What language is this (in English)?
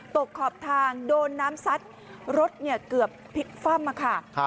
Thai